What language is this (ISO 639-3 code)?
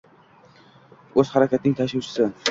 uzb